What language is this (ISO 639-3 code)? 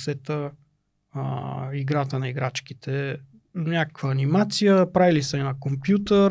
bul